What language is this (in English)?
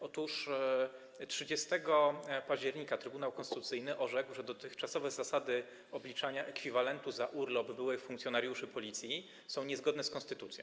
Polish